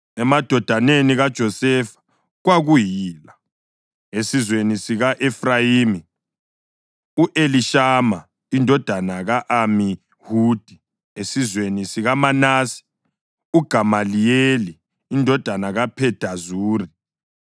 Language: North Ndebele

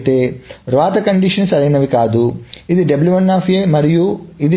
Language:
Telugu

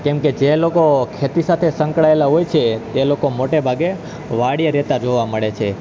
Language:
Gujarati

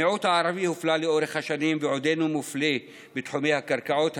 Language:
Hebrew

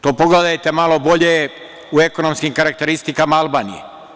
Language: Serbian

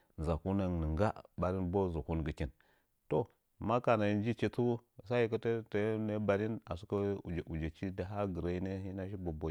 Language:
Nzanyi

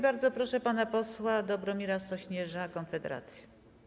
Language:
Polish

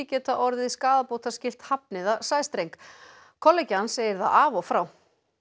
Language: Icelandic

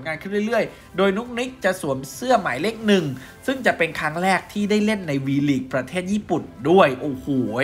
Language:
Thai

